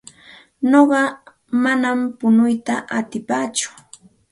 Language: Santa Ana de Tusi Pasco Quechua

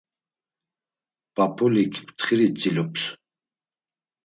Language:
Laz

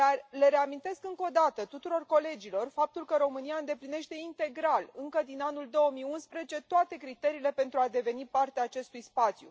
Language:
Romanian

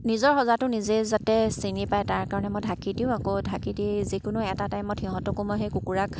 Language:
Assamese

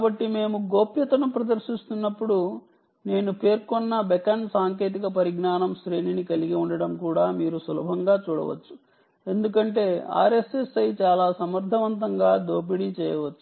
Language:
Telugu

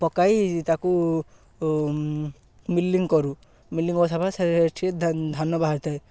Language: Odia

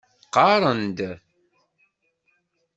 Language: Kabyle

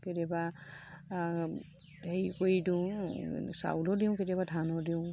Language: Assamese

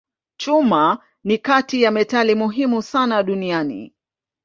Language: Swahili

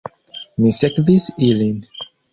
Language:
Esperanto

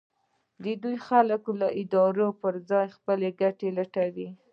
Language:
Pashto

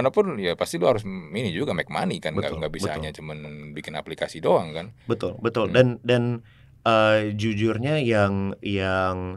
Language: Indonesian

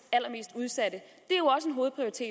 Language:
Danish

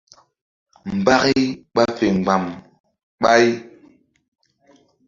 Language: Mbum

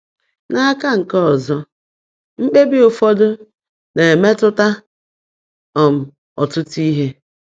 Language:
Igbo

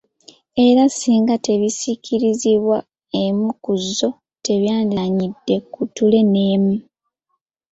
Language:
Ganda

